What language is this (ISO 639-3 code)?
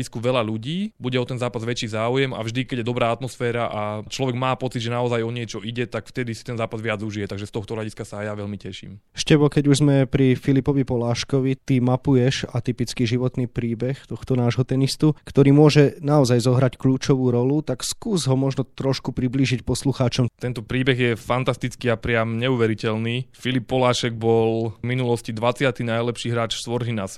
slk